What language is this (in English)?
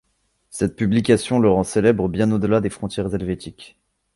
French